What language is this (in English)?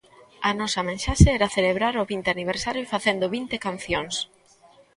Galician